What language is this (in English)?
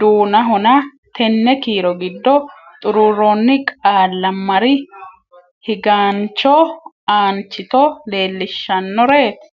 Sidamo